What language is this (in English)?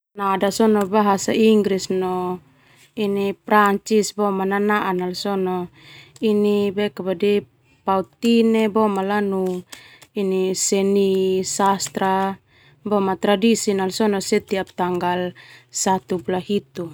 Termanu